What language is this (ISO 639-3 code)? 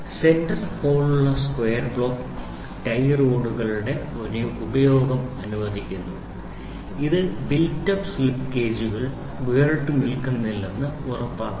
mal